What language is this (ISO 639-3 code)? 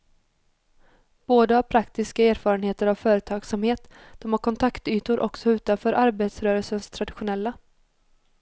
swe